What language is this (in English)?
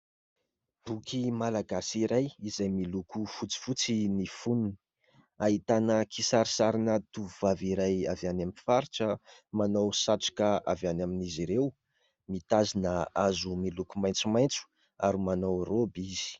Malagasy